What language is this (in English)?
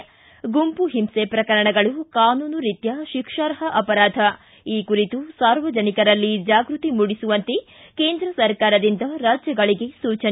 Kannada